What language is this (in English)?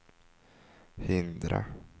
Swedish